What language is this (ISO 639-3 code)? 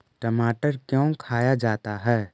mag